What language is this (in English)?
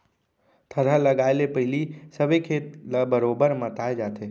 Chhattisgarhi